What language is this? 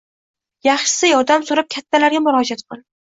Uzbek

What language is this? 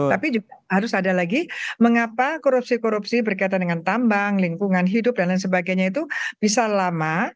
Indonesian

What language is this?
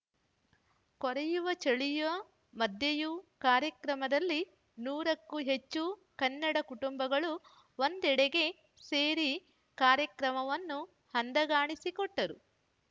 Kannada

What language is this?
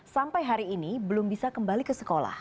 Indonesian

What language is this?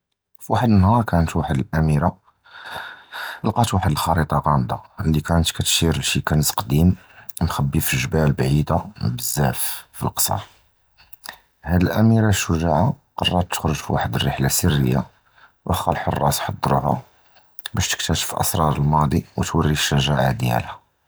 Judeo-Arabic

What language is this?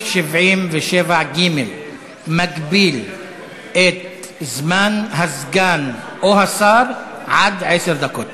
Hebrew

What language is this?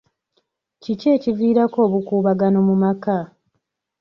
Ganda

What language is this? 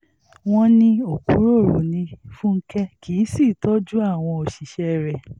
Yoruba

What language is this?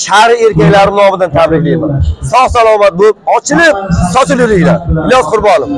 Arabic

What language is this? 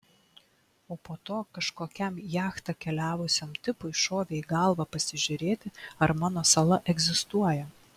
Lithuanian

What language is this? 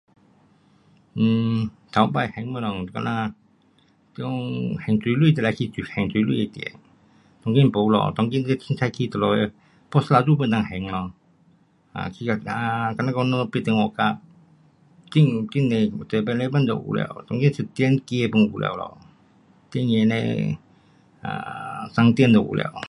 Pu-Xian Chinese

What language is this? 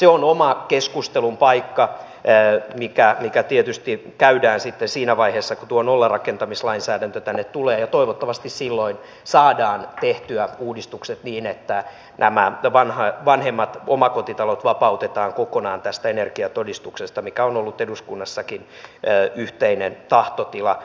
Finnish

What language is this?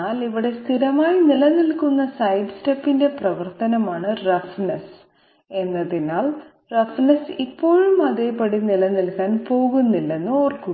Malayalam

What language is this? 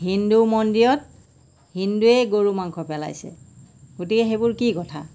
Assamese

